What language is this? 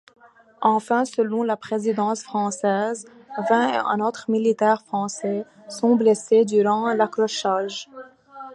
French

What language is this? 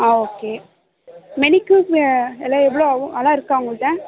Tamil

